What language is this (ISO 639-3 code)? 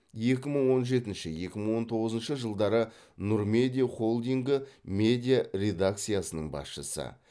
kaz